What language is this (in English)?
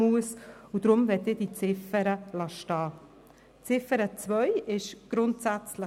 Swiss German